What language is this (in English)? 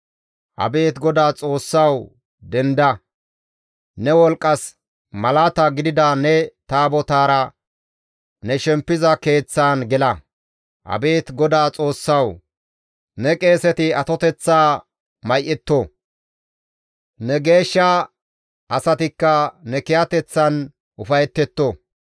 Gamo